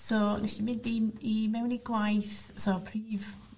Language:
Welsh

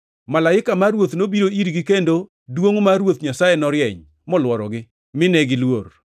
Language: Luo (Kenya and Tanzania)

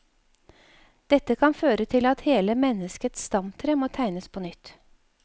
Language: Norwegian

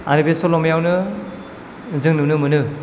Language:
Bodo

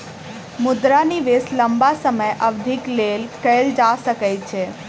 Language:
Maithili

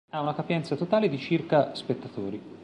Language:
Italian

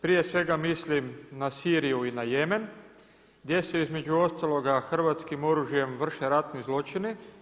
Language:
Croatian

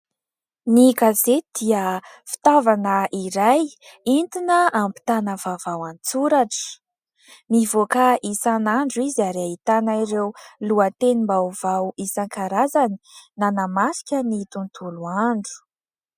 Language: Malagasy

